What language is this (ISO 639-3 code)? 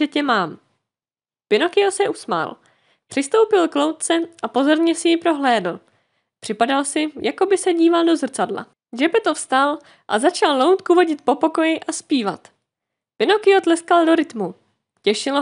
ces